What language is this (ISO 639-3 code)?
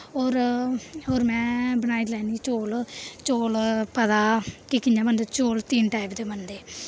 doi